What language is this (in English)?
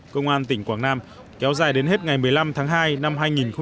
Vietnamese